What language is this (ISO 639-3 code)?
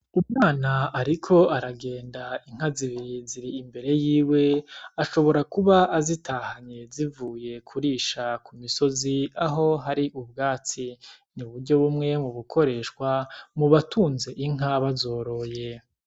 run